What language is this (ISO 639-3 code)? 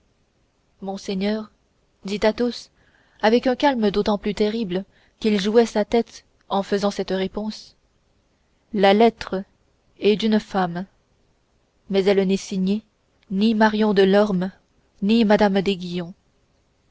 fra